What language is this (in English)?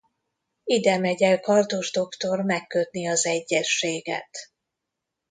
Hungarian